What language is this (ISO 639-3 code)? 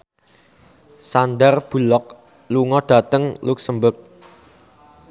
jav